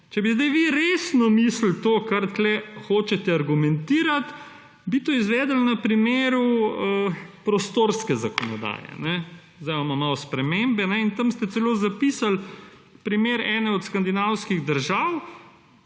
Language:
Slovenian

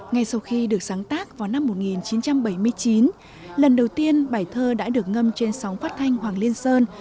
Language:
Vietnamese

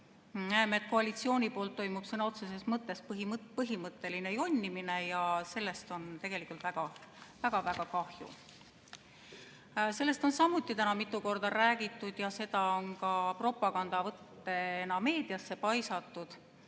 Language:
Estonian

